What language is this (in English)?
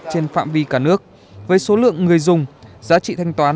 Vietnamese